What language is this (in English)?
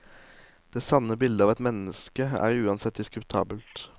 Norwegian